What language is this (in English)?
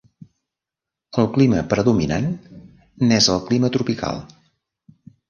Catalan